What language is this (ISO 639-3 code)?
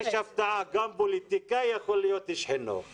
heb